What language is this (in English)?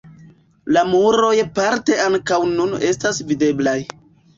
Esperanto